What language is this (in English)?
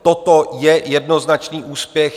Czech